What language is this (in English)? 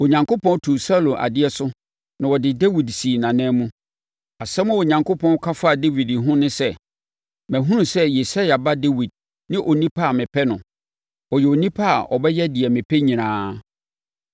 Akan